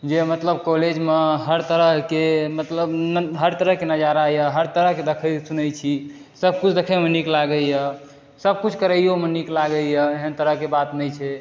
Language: Maithili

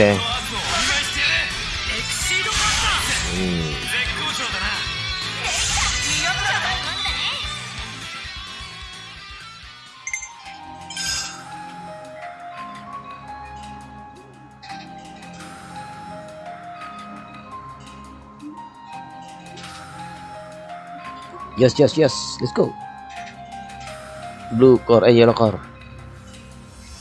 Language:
Indonesian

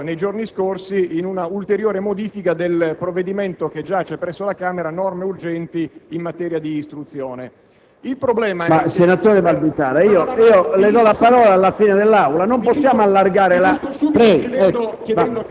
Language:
Italian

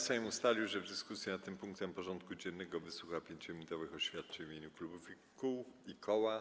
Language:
Polish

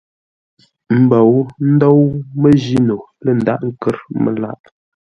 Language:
Ngombale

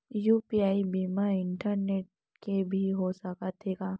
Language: Chhattisgarhi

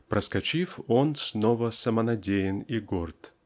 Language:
Russian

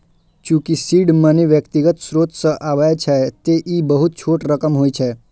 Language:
Maithili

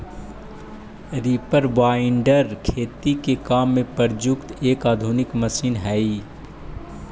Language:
Magahi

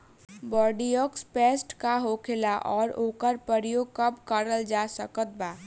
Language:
Bhojpuri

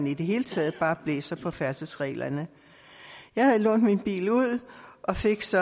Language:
Danish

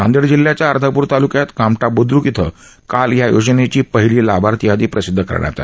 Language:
Marathi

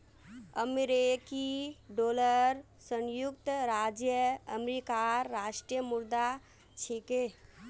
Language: Magahi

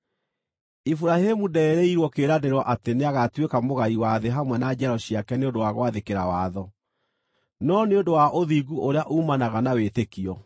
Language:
Kikuyu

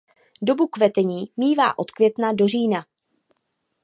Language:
Czech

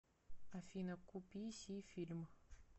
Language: Russian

